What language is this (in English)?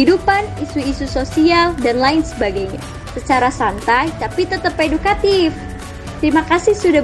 Indonesian